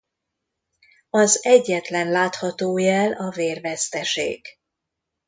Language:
Hungarian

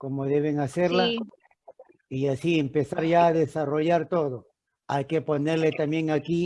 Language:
Spanish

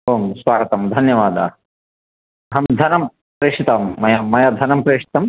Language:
Sanskrit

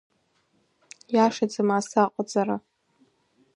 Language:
Abkhazian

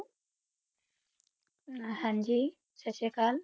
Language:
Punjabi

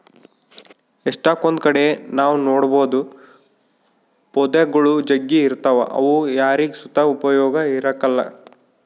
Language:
Kannada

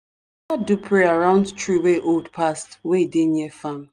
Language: Nigerian Pidgin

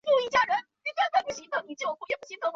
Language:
Chinese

